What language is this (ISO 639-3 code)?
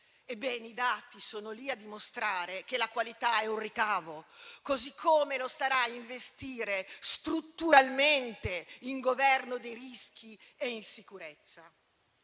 ita